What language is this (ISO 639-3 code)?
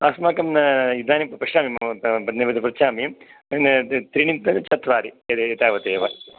san